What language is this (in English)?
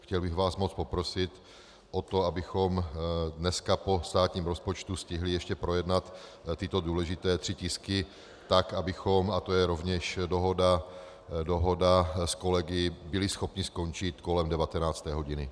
Czech